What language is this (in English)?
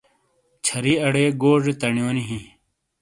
Shina